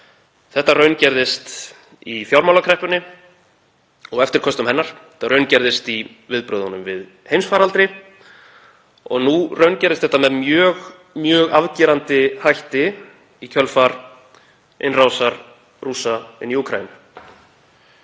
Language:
Icelandic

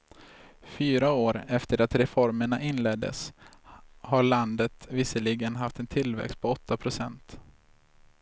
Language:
Swedish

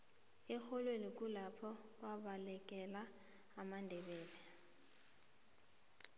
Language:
South Ndebele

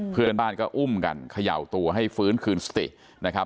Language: Thai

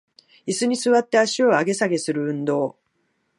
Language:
Japanese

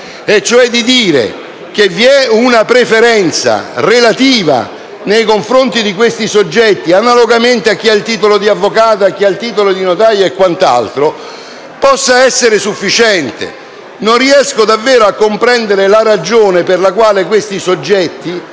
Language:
Italian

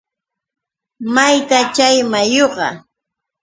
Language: Yauyos Quechua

